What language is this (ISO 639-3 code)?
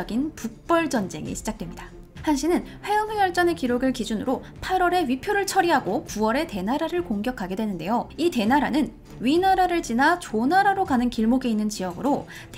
kor